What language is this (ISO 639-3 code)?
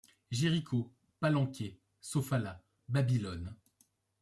fra